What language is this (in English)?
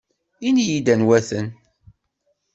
Kabyle